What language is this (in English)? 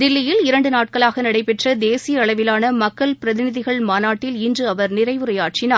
Tamil